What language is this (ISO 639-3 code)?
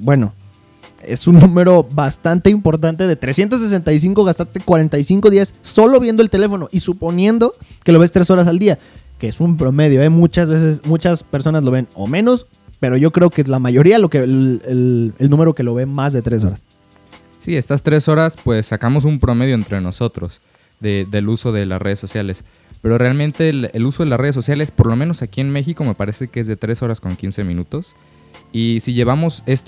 spa